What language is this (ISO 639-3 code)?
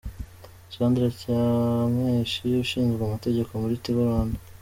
kin